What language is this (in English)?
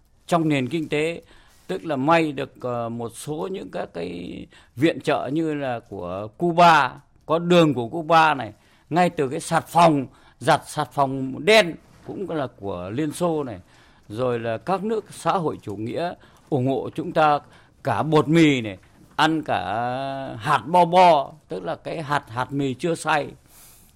Vietnamese